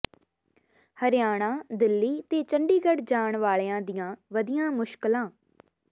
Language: Punjabi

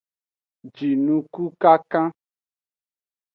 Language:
Aja (Benin)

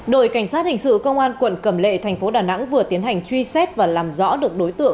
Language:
Vietnamese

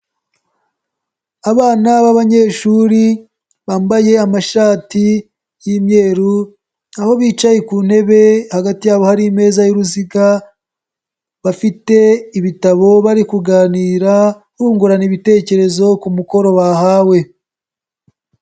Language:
Kinyarwanda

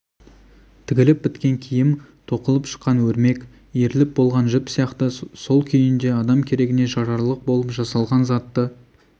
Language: Kazakh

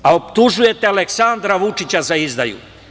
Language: Serbian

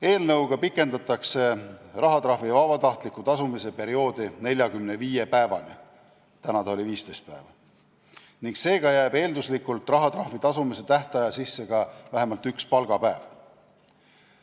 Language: Estonian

